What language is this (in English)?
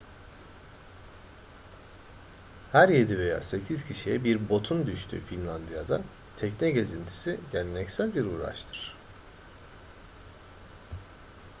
Turkish